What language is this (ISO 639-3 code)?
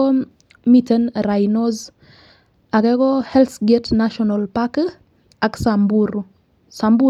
kln